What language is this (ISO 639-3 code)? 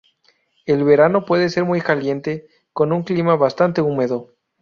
spa